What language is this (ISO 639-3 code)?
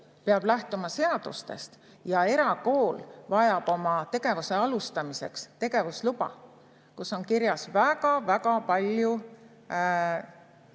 est